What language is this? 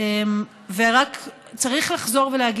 Hebrew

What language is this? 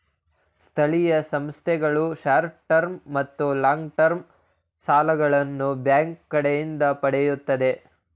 Kannada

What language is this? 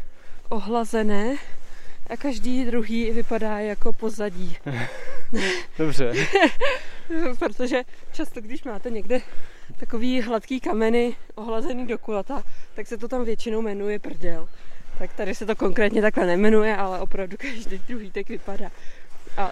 Czech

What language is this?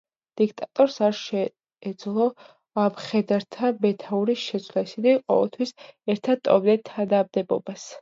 Georgian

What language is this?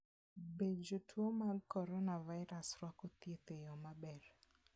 Luo (Kenya and Tanzania)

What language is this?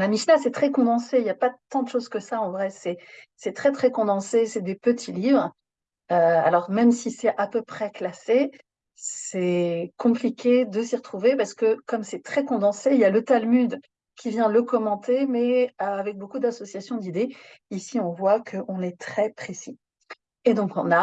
French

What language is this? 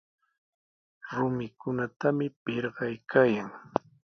Sihuas Ancash Quechua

